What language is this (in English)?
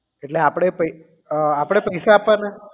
Gujarati